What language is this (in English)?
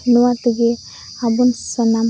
Santali